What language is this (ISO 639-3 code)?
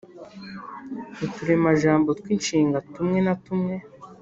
kin